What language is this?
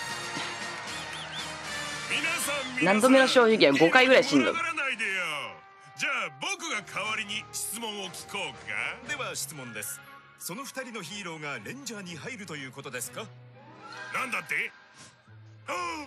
Japanese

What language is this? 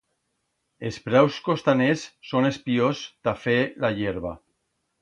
Aragonese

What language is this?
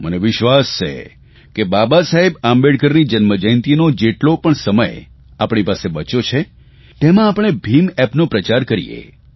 Gujarati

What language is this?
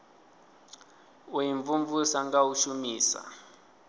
Venda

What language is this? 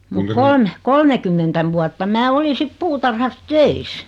Finnish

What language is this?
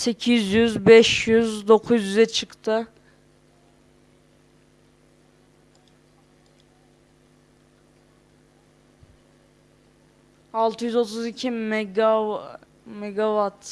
Turkish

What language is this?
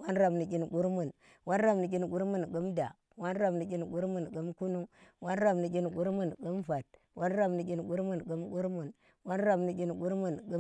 Tera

